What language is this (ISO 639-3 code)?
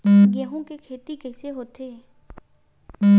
hne